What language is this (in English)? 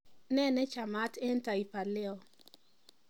Kalenjin